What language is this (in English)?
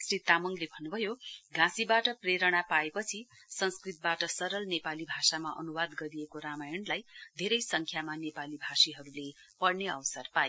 Nepali